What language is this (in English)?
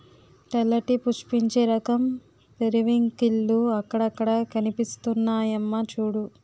Telugu